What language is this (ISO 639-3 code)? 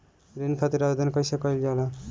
bho